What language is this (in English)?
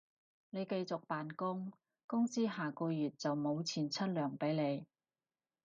Cantonese